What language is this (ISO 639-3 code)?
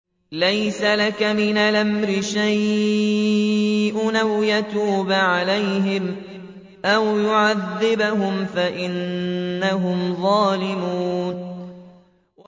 ara